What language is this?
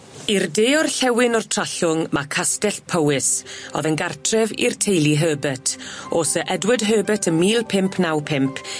Welsh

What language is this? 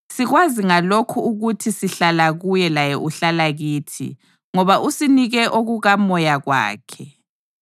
North Ndebele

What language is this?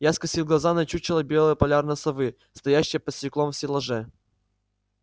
Russian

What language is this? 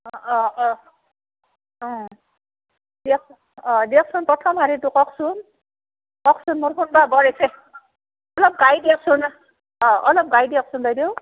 Assamese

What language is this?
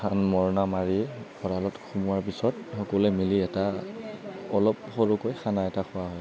Assamese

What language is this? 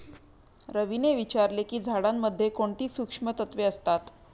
Marathi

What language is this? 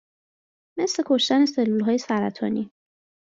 Persian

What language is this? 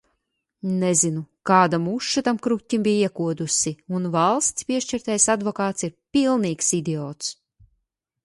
Latvian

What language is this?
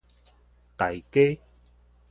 Min Nan Chinese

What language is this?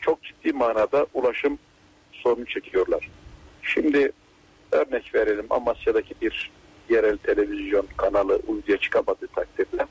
Turkish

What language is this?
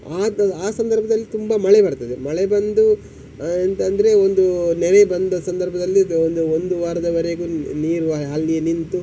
Kannada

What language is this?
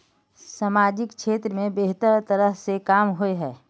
Magahi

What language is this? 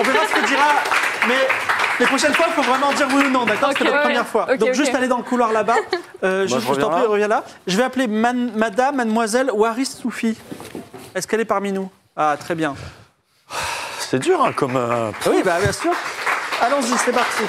French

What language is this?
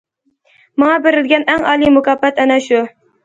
Uyghur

